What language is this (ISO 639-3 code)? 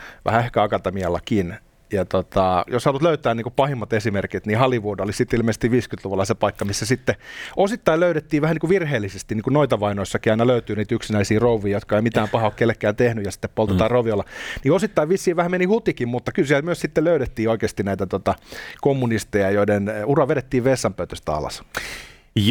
fin